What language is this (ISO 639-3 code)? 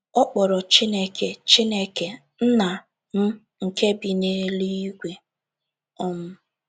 ibo